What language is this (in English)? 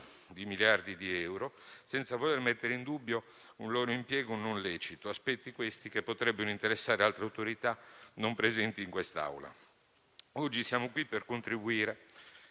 Italian